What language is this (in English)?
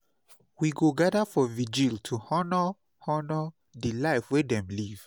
Nigerian Pidgin